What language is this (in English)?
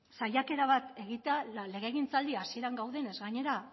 Basque